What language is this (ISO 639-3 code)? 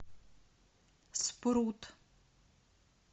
rus